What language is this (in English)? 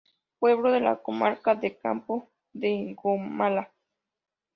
Spanish